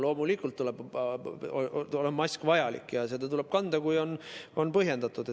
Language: Estonian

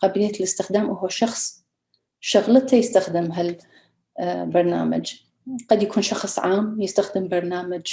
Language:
Arabic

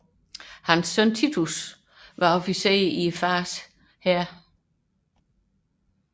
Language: Danish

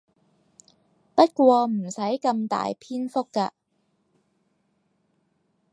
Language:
Cantonese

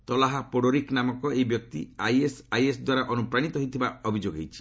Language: Odia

